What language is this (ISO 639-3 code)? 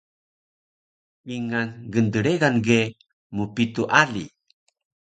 trv